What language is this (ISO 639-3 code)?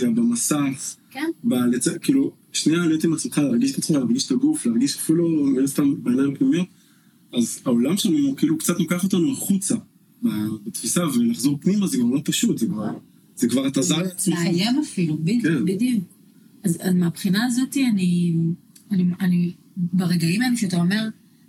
heb